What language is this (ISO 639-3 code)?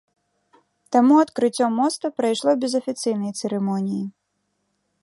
bel